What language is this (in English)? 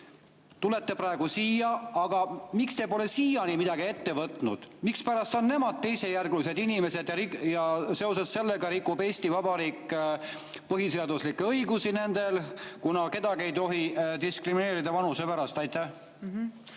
Estonian